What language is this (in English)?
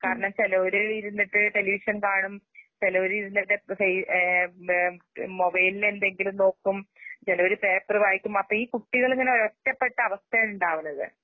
Malayalam